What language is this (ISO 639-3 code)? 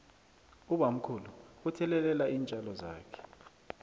nbl